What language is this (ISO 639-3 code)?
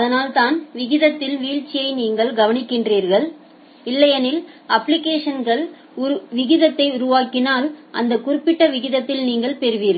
tam